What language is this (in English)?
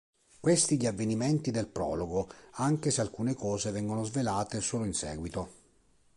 Italian